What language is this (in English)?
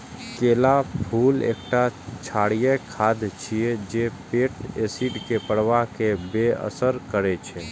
Maithili